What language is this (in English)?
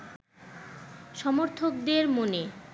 Bangla